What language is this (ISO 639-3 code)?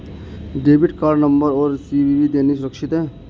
hin